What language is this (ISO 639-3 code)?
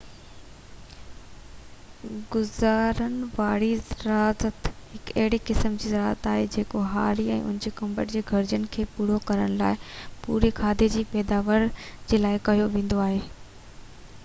snd